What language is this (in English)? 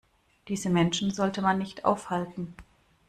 German